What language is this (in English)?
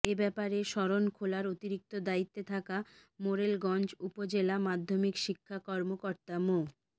Bangla